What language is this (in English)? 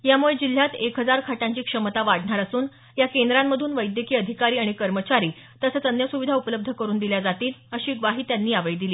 Marathi